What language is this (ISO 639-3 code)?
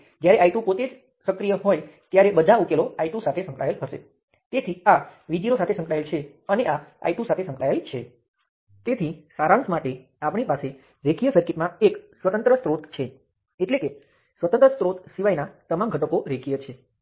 guj